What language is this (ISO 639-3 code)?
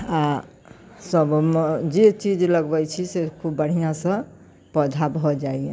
mai